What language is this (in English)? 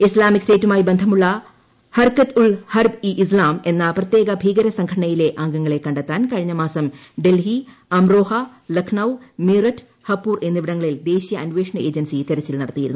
Malayalam